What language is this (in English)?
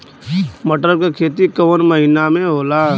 Bhojpuri